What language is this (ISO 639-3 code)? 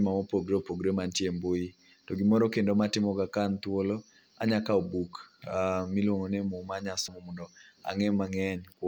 luo